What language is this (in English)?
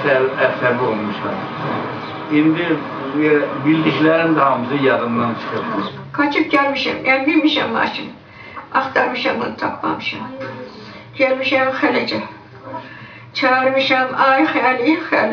Turkish